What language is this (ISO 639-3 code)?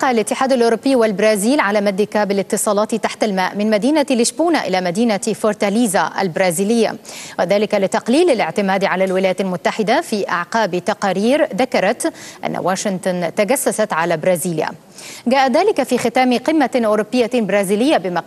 ara